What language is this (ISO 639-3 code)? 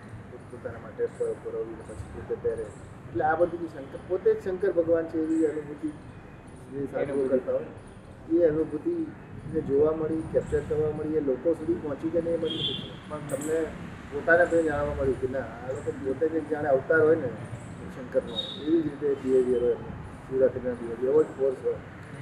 guj